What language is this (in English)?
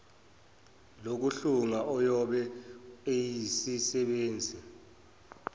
Zulu